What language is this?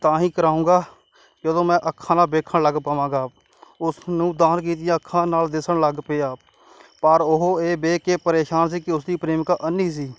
Punjabi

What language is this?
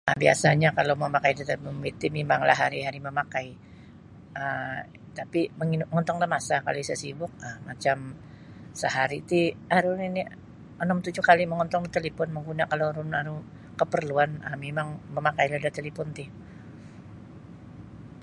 Sabah Bisaya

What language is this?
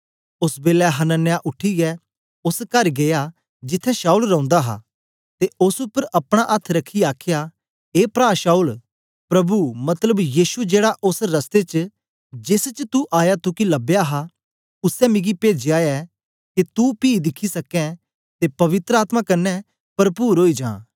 Dogri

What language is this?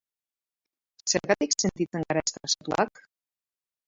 Basque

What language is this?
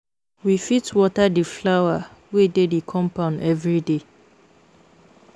Nigerian Pidgin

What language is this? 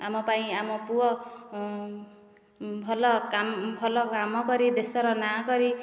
Odia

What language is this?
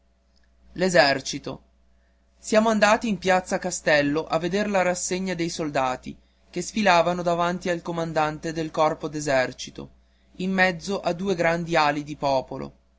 Italian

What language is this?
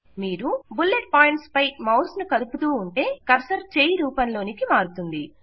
Telugu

